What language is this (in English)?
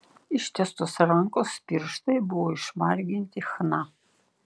Lithuanian